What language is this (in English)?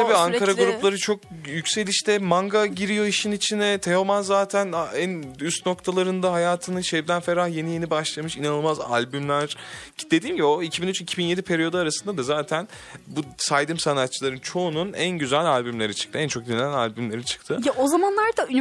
Turkish